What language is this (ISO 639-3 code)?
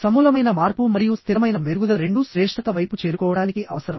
tel